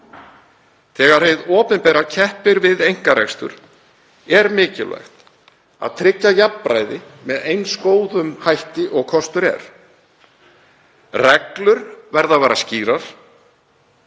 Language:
Icelandic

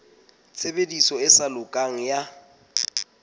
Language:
Southern Sotho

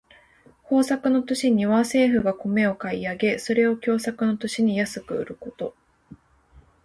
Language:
Japanese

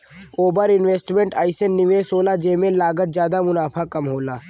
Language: Bhojpuri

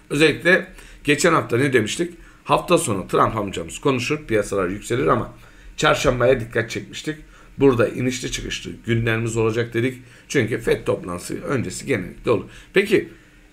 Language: Turkish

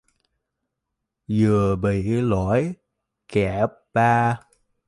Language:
Vietnamese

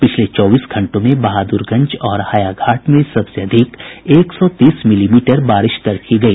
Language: Hindi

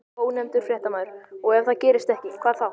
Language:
Icelandic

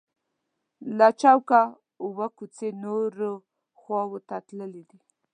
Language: Pashto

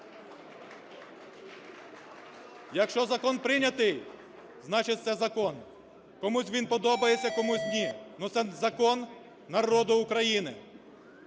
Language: Ukrainian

